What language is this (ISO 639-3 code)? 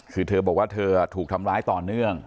tha